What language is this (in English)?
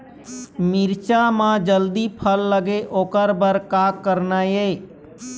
Chhattisgarhi